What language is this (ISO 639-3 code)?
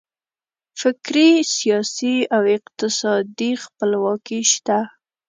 pus